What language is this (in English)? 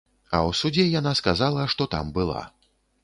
Belarusian